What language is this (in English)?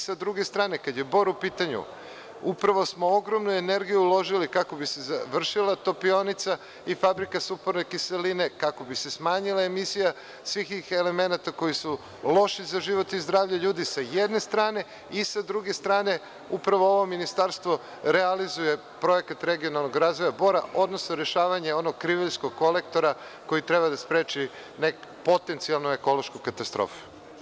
Serbian